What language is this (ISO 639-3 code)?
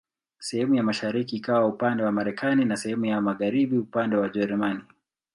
swa